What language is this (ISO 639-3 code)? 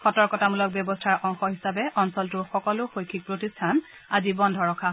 asm